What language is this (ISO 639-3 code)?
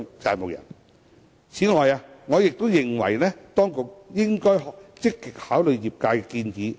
yue